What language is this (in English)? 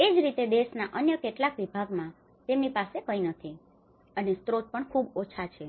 Gujarati